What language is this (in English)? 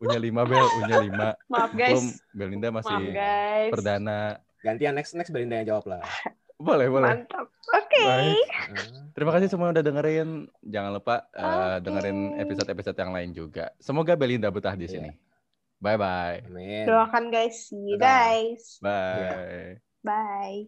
Indonesian